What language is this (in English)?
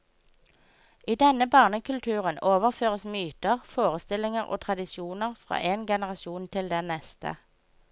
Norwegian